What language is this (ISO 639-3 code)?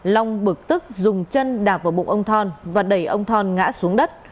vie